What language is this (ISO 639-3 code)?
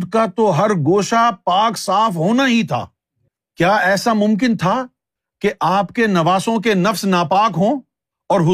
urd